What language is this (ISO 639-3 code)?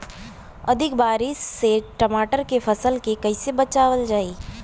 bho